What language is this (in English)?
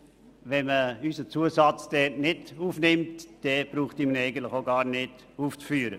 Swiss German